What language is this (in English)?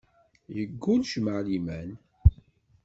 Kabyle